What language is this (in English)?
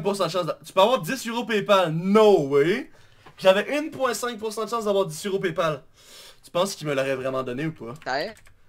French